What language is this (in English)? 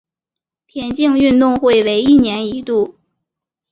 Chinese